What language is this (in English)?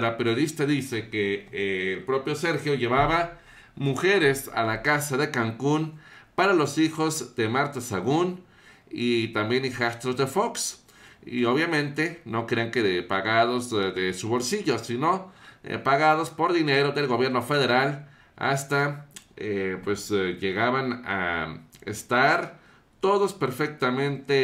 Spanish